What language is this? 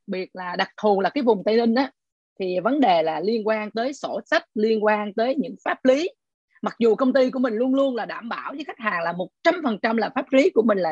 Vietnamese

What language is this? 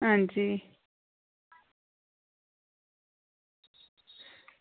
Dogri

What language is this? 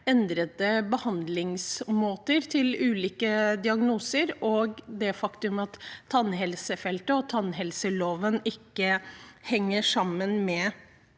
Norwegian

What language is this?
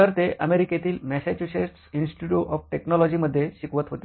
Marathi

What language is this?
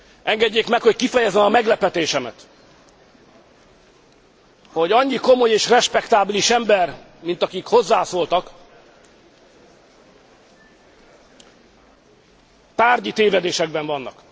Hungarian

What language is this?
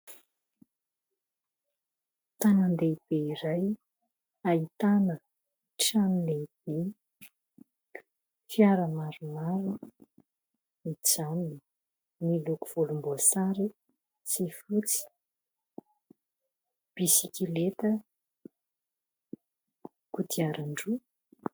Malagasy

